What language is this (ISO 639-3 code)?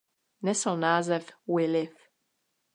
ces